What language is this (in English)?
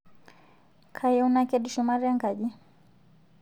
Masai